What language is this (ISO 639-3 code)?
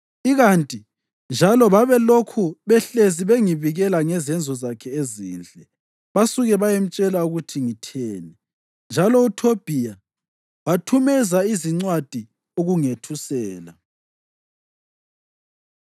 nde